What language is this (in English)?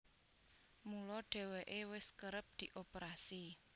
Javanese